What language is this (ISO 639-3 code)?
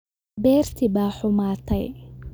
som